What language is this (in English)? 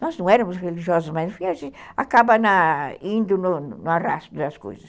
Portuguese